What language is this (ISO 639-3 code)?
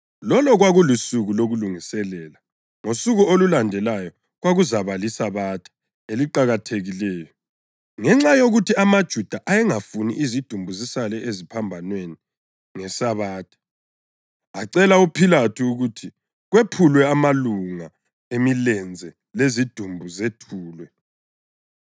nde